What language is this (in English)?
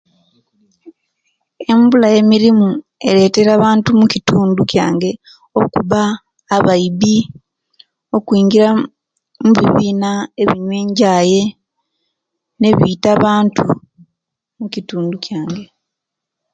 Kenyi